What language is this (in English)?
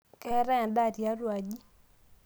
Masai